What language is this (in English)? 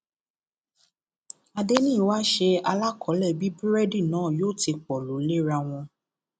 Yoruba